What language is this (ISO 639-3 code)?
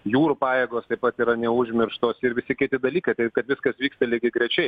lit